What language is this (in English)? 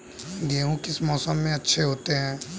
Hindi